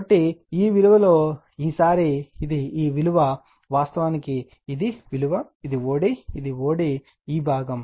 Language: Telugu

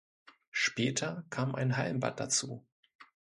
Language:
German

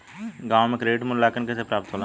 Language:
Bhojpuri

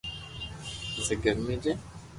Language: Loarki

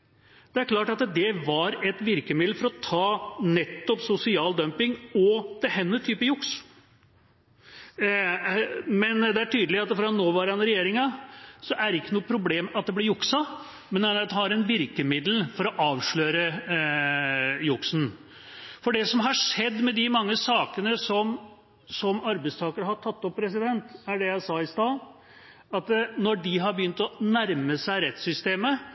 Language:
Norwegian Bokmål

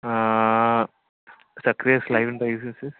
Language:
Malayalam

